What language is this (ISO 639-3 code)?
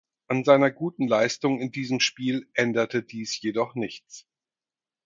deu